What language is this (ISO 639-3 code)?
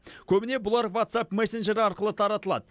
kaz